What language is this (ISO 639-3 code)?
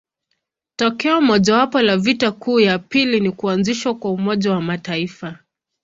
swa